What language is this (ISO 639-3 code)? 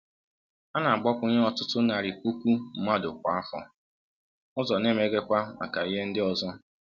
ibo